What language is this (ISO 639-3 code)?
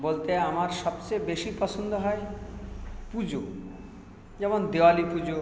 ben